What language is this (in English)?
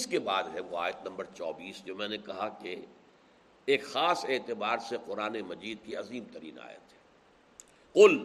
Urdu